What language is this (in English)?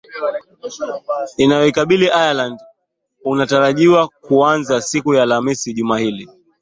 Swahili